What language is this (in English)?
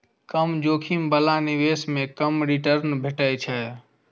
Maithili